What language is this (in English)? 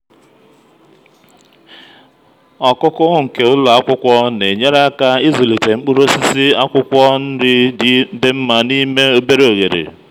Igbo